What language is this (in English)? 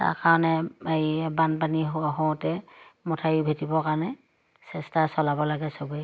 Assamese